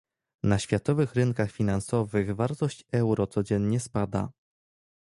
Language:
Polish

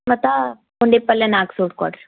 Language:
Kannada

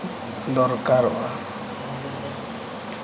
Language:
Santali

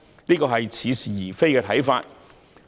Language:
Cantonese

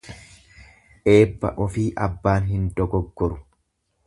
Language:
Oromo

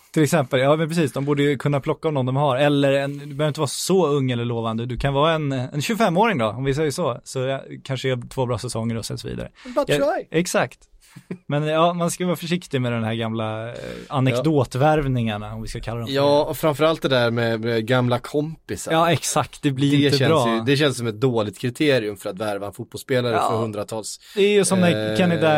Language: Swedish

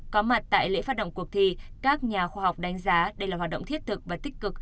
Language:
Vietnamese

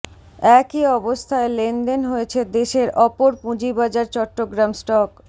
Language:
Bangla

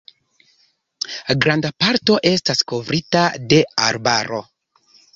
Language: Esperanto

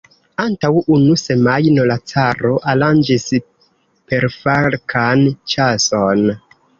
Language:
Esperanto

